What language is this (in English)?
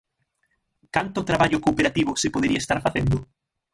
Galician